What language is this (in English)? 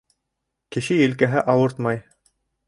Bashkir